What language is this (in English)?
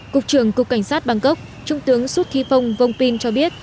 Vietnamese